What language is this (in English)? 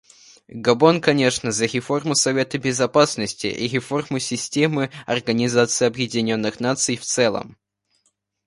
Russian